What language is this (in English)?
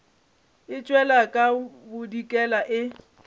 Northern Sotho